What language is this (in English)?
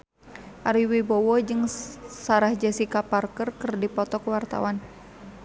Sundanese